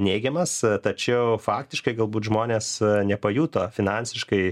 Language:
Lithuanian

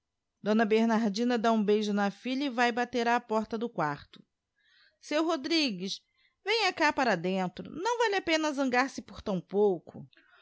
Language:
Portuguese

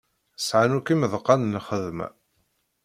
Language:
Kabyle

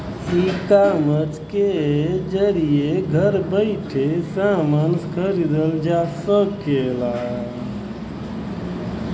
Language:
Bhojpuri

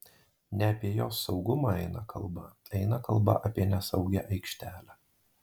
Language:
Lithuanian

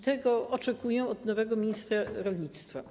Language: Polish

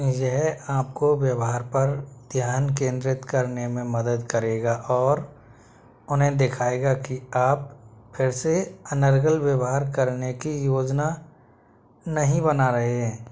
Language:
Hindi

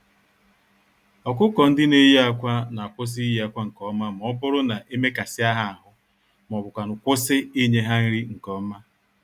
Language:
Igbo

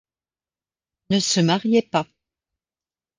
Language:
French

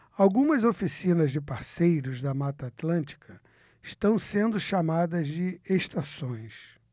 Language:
Portuguese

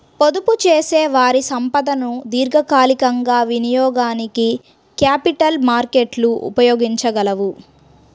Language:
Telugu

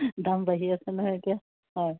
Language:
Assamese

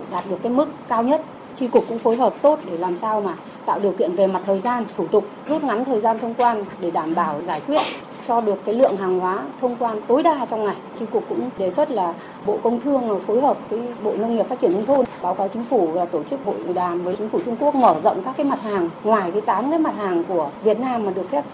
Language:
Vietnamese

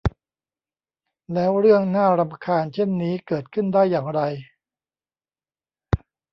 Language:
Thai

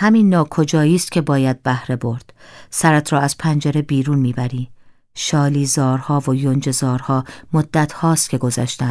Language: Persian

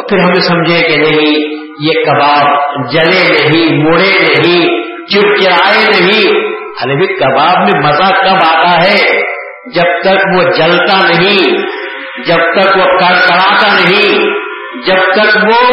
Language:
Urdu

